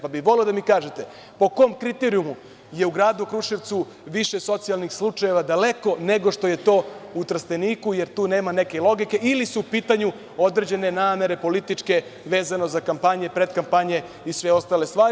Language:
Serbian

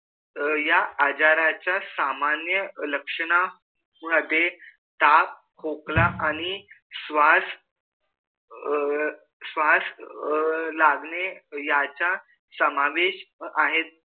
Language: Marathi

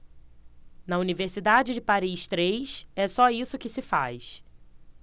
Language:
Portuguese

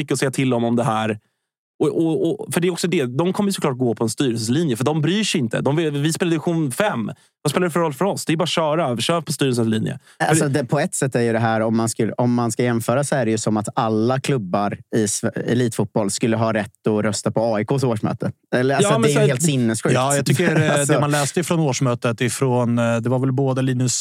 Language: Swedish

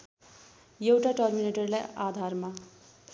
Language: Nepali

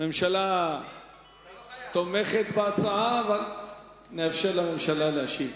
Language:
Hebrew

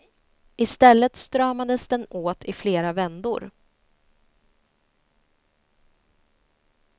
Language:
Swedish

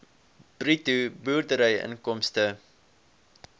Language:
Afrikaans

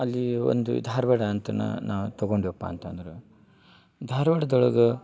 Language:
Kannada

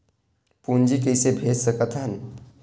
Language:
Chhattisgarhi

